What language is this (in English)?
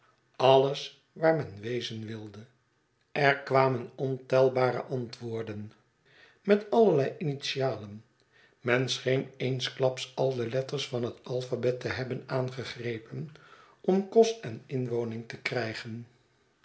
Dutch